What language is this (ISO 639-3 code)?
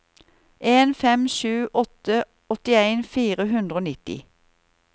nor